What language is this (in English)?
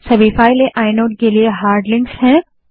Hindi